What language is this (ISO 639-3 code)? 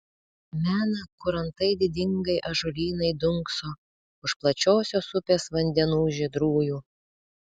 lit